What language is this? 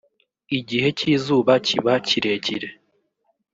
Kinyarwanda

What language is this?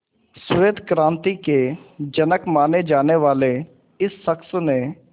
Hindi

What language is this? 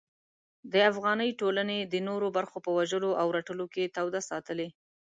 Pashto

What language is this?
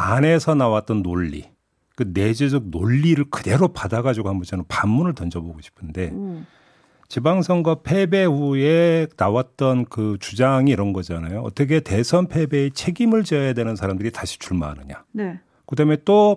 Korean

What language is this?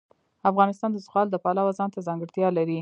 Pashto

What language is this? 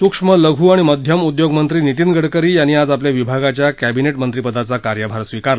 Marathi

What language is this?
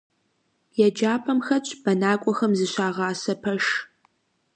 Kabardian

